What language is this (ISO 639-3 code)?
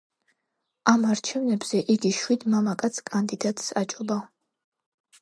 kat